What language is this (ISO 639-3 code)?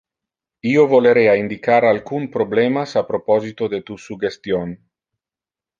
ina